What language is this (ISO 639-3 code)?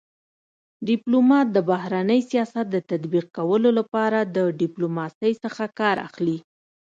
pus